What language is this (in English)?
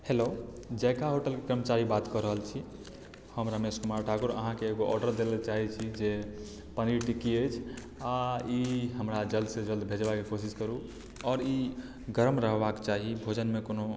Maithili